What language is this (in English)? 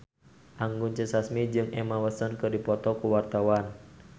Sundanese